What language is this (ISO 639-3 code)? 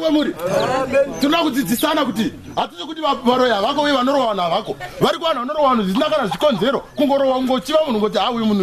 fra